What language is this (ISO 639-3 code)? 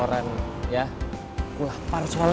ind